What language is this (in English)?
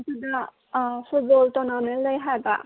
Manipuri